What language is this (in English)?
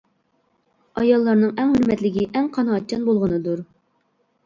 Uyghur